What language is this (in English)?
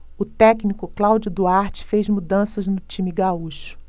Portuguese